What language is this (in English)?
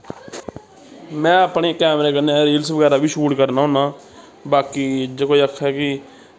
Dogri